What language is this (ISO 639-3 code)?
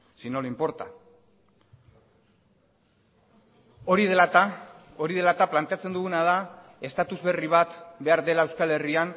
eus